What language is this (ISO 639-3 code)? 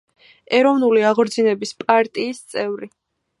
kat